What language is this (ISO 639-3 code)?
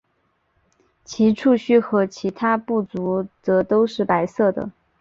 zho